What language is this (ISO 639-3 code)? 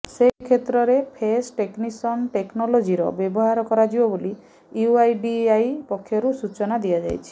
ori